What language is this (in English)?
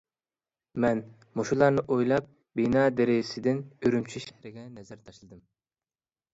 Uyghur